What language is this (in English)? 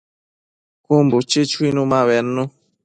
Matsés